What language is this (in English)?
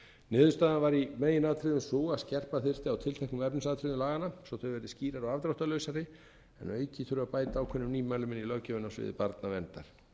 Icelandic